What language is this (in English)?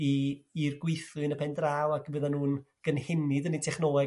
Welsh